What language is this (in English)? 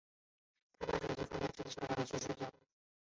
Chinese